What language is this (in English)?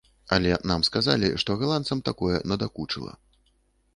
Belarusian